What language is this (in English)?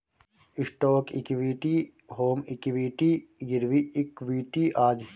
Bhojpuri